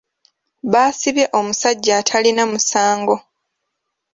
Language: Ganda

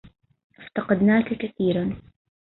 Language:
Arabic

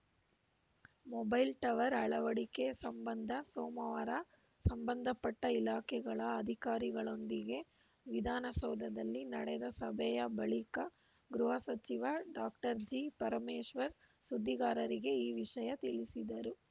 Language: Kannada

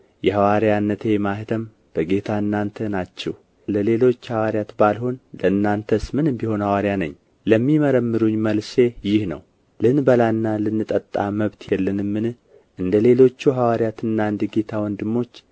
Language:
Amharic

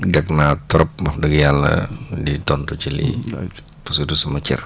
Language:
Wolof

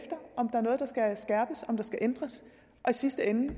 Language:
Danish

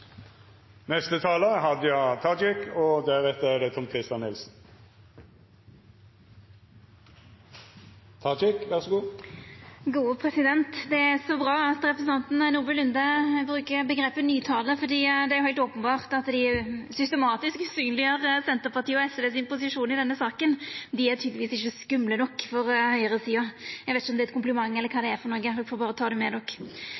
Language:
Norwegian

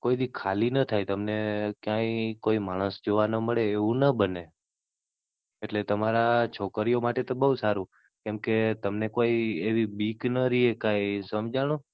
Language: Gujarati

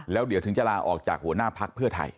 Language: Thai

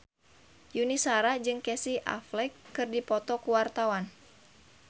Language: Sundanese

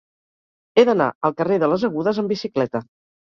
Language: Catalan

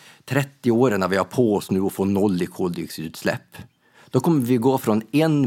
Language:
Swedish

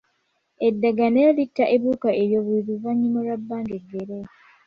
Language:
Ganda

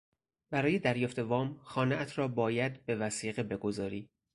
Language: Persian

